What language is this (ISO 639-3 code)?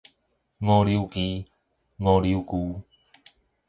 nan